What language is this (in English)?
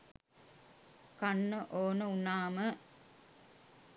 Sinhala